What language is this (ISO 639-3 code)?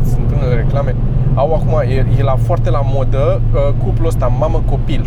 ron